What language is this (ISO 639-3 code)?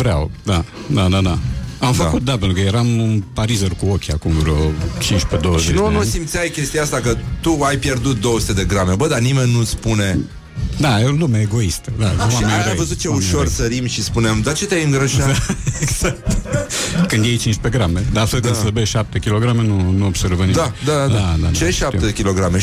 ron